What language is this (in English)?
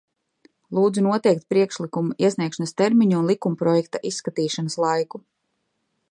Latvian